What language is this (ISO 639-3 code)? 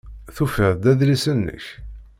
kab